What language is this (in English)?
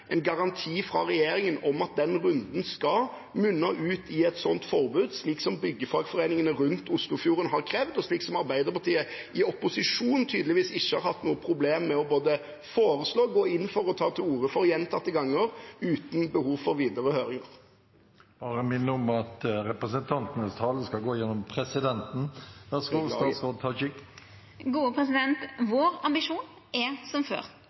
Norwegian